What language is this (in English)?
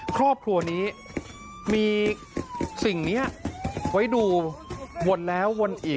Thai